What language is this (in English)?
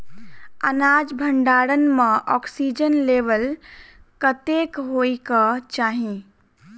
Maithili